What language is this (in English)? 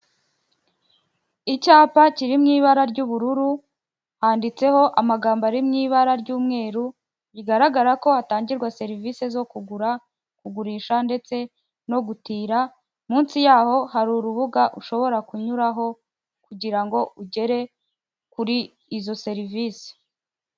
Kinyarwanda